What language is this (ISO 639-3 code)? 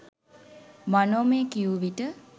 sin